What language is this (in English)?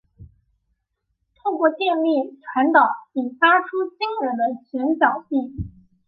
Chinese